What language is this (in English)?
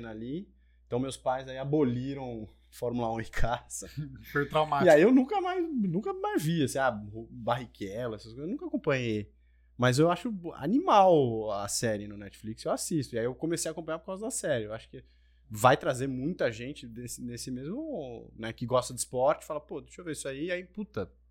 Portuguese